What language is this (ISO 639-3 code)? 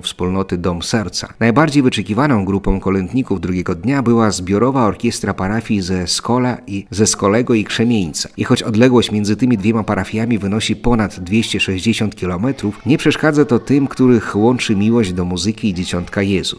pol